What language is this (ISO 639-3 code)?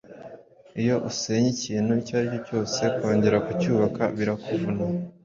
kin